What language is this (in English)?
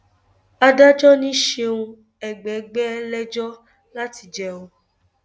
Yoruba